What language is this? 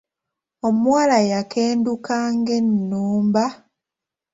Ganda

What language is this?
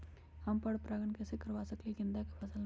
Magahi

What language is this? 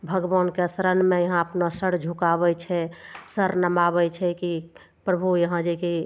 Maithili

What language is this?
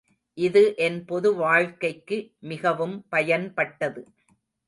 Tamil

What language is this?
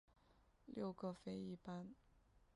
Chinese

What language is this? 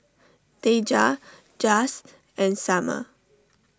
English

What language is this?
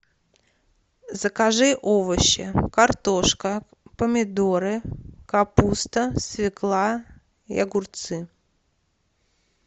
Russian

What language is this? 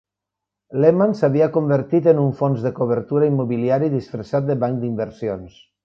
Catalan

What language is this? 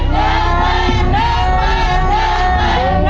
Thai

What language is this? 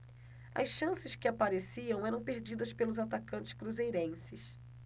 Portuguese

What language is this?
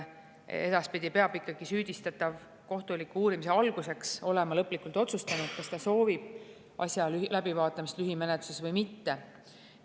Estonian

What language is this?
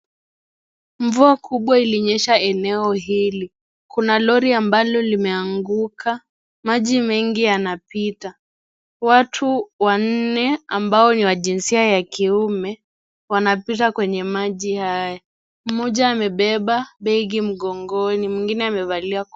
Swahili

